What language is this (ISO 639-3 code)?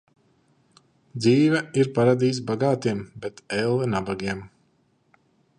lav